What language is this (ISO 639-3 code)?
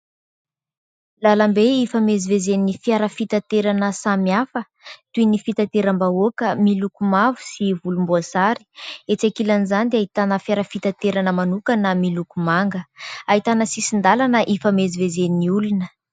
mlg